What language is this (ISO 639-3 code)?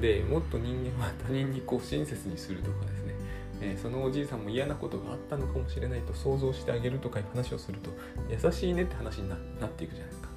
jpn